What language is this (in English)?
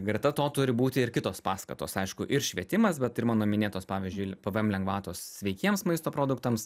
Lithuanian